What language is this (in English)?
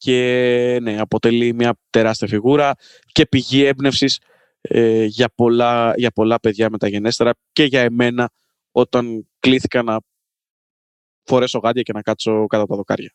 Greek